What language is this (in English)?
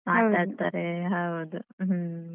Kannada